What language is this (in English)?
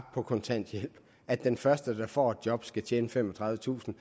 Danish